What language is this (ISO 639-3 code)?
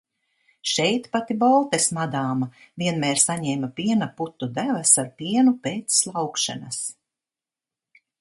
lav